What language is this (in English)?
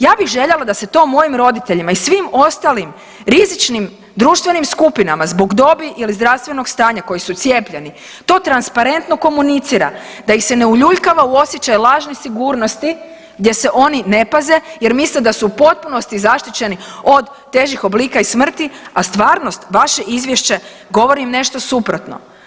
Croatian